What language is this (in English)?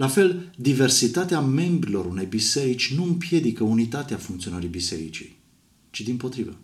Romanian